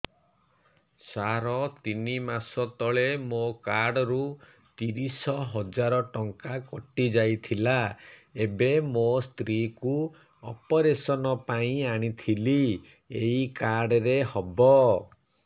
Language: Odia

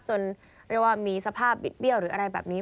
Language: Thai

